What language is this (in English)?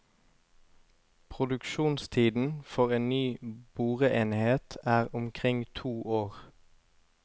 Norwegian